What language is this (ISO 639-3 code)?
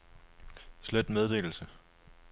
dan